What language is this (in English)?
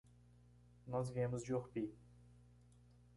Portuguese